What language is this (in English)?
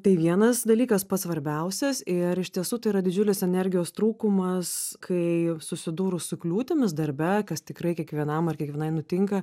Lithuanian